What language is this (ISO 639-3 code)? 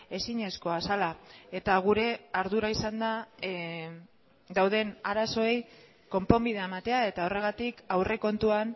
eus